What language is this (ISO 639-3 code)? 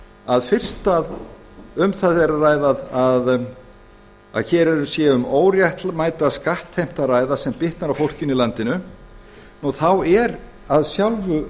isl